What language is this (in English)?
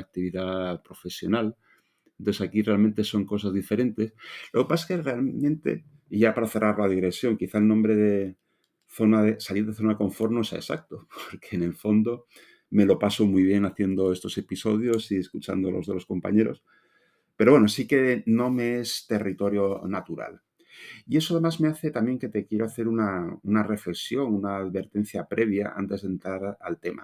Spanish